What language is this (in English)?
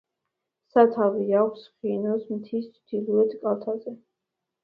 Georgian